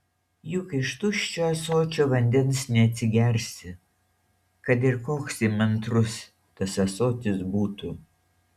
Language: Lithuanian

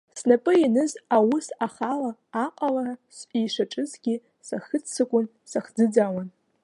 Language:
Abkhazian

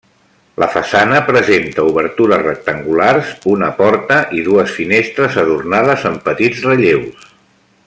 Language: Catalan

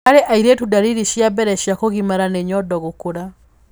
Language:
Kikuyu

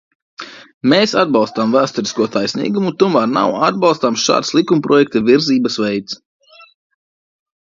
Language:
Latvian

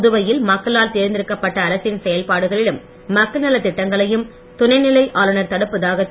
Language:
Tamil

